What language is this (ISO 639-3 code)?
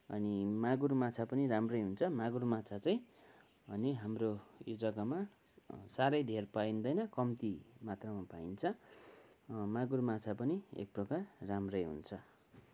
nep